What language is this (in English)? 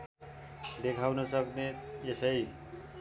Nepali